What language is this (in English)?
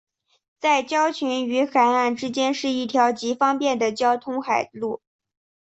Chinese